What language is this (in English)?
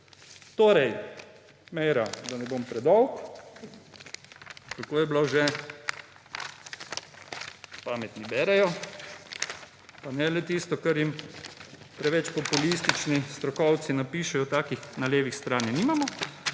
Slovenian